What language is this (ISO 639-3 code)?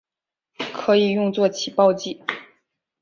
zho